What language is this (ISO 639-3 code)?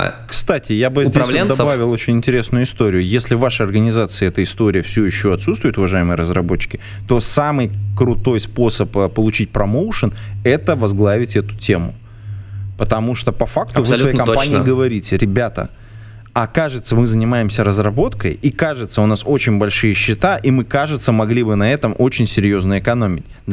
rus